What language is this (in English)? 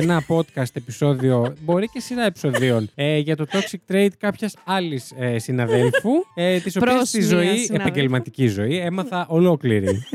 Greek